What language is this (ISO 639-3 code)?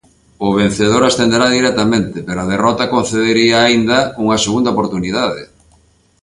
glg